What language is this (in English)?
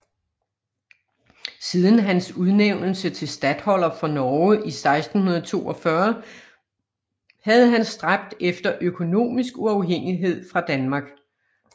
Danish